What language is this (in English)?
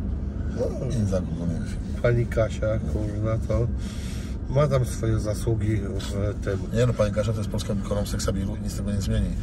Polish